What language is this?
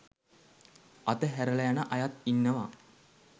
Sinhala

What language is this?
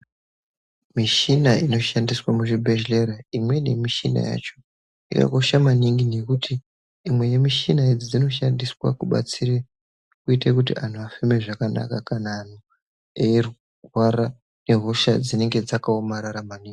Ndau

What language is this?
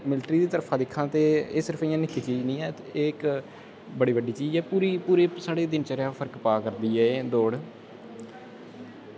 Dogri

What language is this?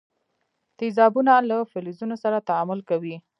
Pashto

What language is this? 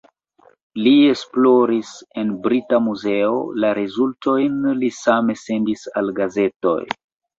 Esperanto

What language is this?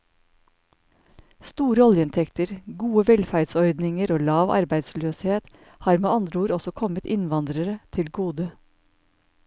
Norwegian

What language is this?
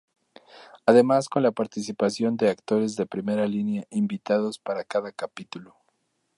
Spanish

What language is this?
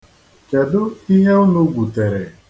Igbo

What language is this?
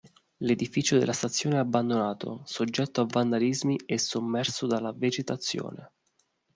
Italian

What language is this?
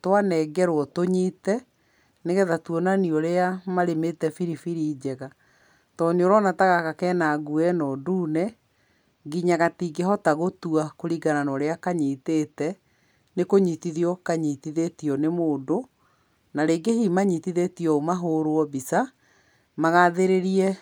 Kikuyu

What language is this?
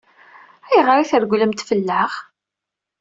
Kabyle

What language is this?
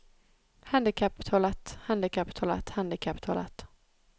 Norwegian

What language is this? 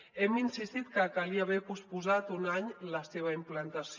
Catalan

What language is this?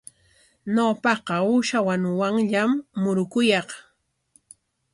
Corongo Ancash Quechua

